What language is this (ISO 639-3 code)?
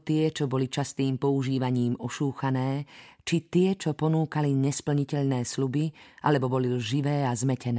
slk